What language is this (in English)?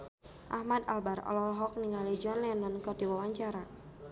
Sundanese